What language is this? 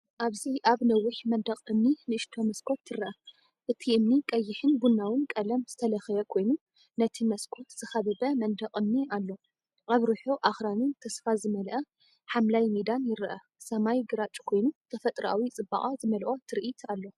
Tigrinya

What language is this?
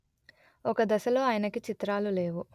Telugu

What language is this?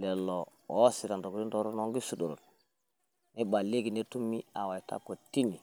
Masai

